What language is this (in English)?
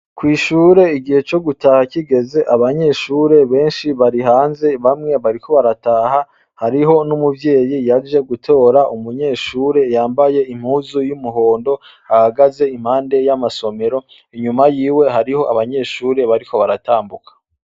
Rundi